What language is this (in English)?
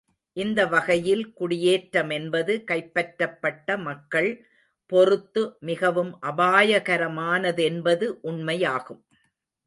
Tamil